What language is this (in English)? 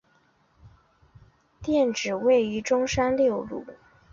Chinese